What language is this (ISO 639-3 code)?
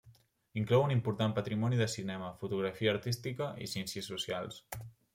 cat